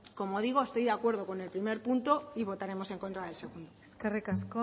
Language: Spanish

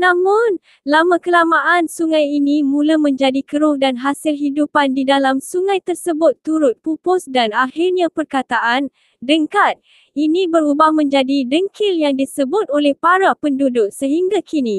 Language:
Malay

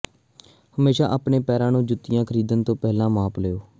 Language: Punjabi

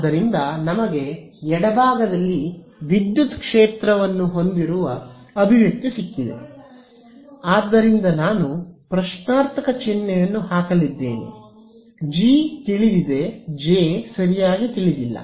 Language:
Kannada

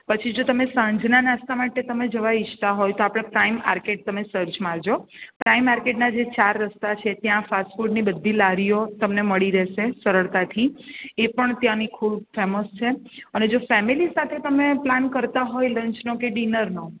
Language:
Gujarati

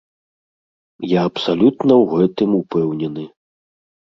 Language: Belarusian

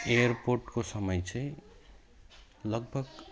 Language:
Nepali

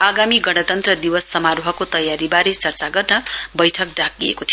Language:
Nepali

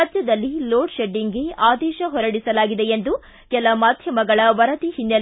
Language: Kannada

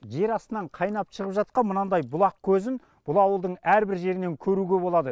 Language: Kazakh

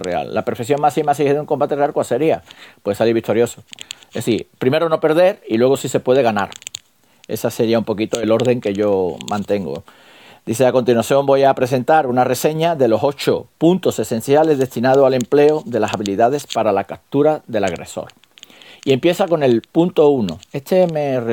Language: Spanish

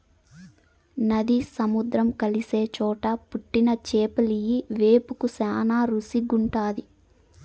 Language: Telugu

